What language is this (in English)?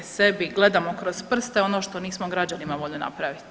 Croatian